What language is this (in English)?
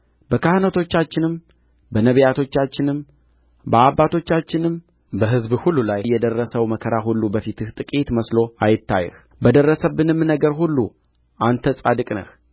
Amharic